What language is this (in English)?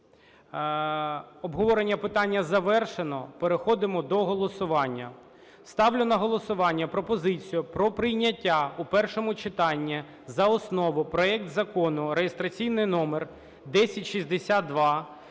Ukrainian